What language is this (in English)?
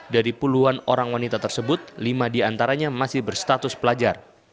Indonesian